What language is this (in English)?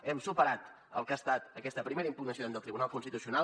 Catalan